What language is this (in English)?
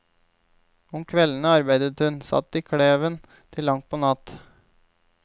Norwegian